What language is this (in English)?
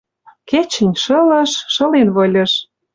Western Mari